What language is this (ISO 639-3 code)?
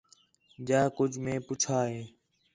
xhe